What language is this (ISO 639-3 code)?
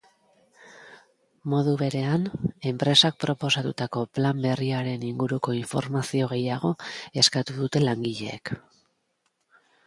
eus